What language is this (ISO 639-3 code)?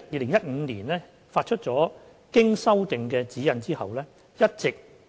yue